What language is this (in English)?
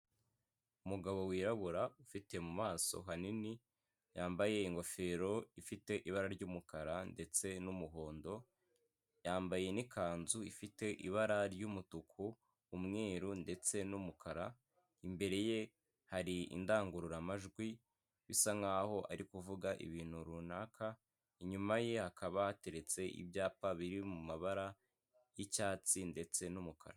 Kinyarwanda